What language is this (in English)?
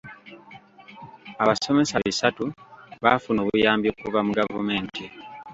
Ganda